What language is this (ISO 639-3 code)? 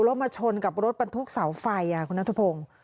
tha